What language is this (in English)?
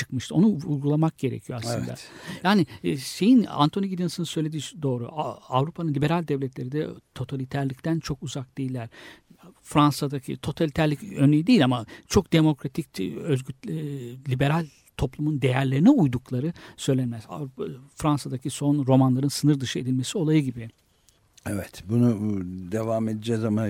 Turkish